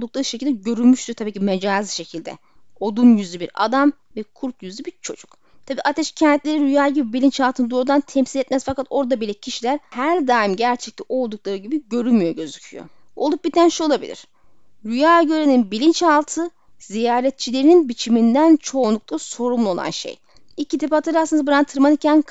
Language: Turkish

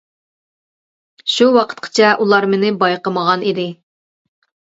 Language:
Uyghur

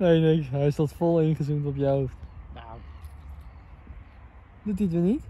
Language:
Dutch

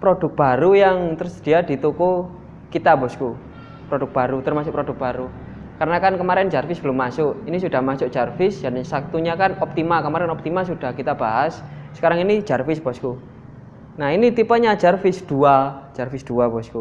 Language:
Indonesian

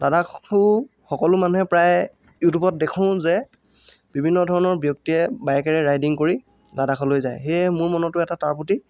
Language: Assamese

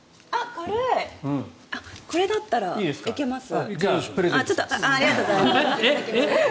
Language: Japanese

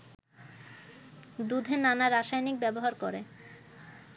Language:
Bangla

